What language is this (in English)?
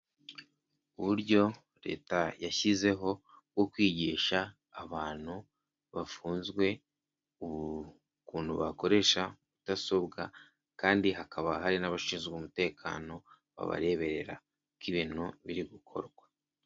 Kinyarwanda